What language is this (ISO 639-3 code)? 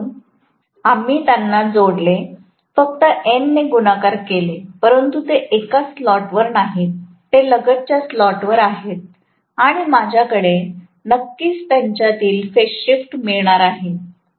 mar